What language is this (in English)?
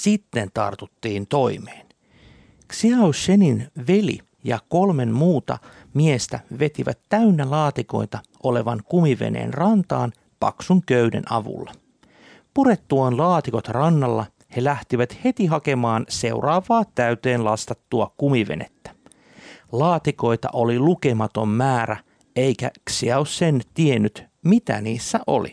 Finnish